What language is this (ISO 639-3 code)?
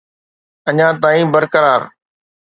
snd